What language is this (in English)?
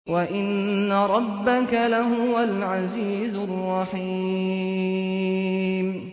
Arabic